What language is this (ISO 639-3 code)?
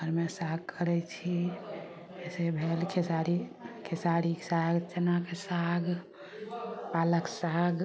mai